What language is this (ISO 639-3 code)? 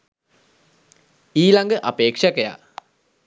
sin